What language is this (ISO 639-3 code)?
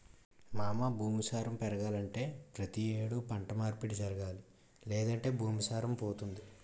tel